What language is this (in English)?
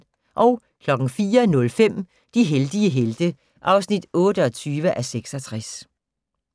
Danish